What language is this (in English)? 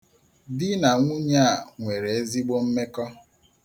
Igbo